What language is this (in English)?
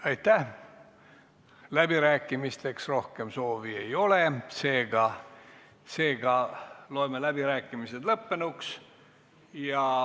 Estonian